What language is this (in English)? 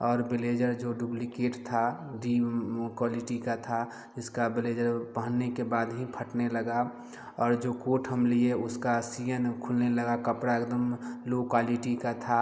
Hindi